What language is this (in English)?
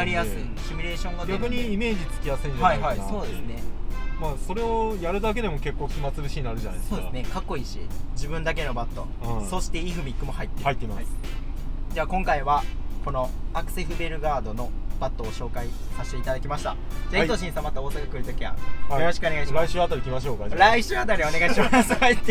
Japanese